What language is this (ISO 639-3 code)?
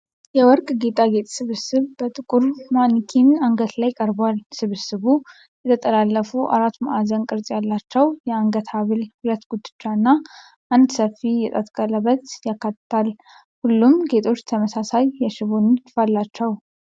amh